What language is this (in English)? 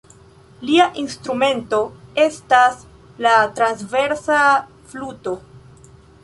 Esperanto